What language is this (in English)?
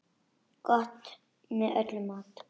Icelandic